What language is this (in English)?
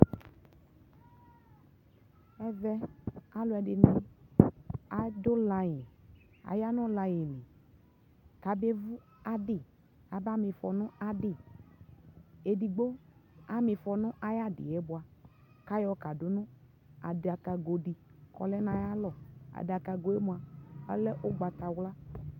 Ikposo